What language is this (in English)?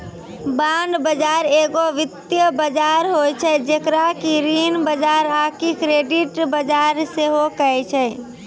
Maithili